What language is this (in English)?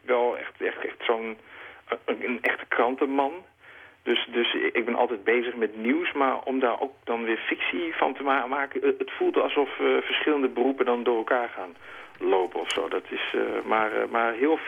Dutch